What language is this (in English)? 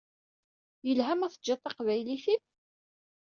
Kabyle